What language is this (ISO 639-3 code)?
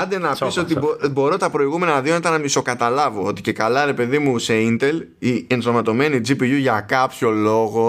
ell